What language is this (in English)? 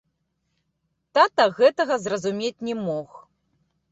Belarusian